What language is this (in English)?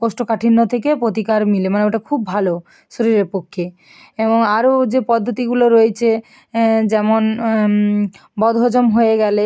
Bangla